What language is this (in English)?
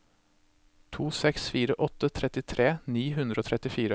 Norwegian